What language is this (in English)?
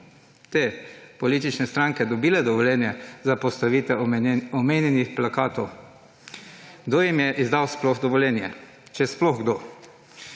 Slovenian